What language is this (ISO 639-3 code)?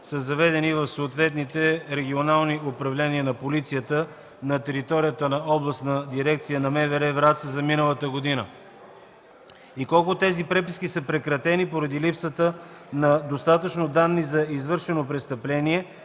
bul